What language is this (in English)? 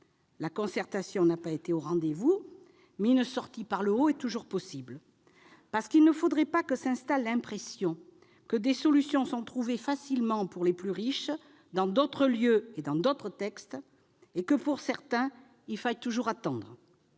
French